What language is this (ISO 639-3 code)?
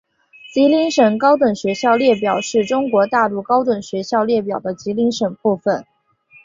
zho